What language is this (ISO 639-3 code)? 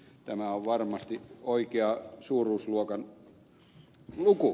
fin